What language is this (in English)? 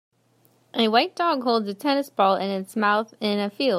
English